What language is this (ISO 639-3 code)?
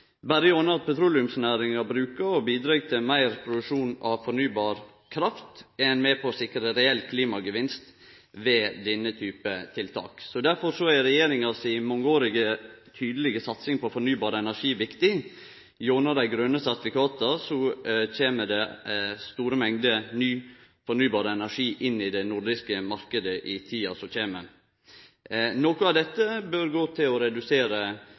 nno